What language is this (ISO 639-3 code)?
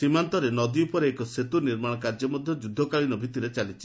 ori